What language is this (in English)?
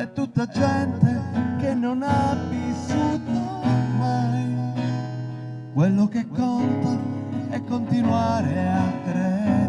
Italian